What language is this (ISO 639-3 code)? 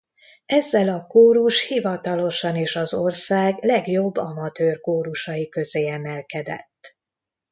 hun